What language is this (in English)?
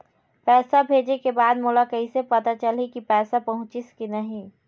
Chhattisgarhi